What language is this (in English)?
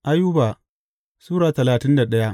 Hausa